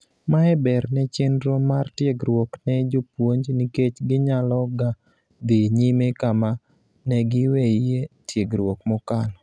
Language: Luo (Kenya and Tanzania)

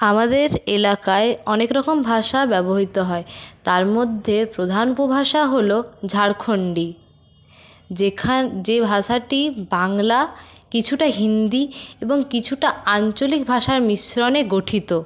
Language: Bangla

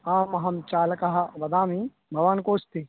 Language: Sanskrit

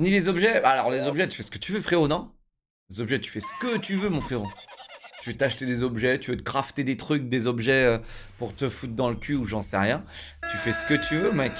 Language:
French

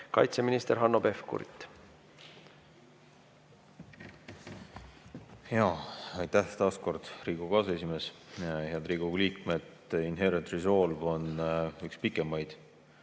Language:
Estonian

